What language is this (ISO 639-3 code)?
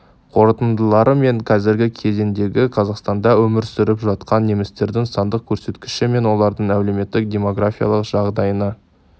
kaz